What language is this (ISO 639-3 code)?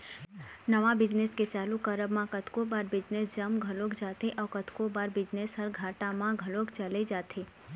hne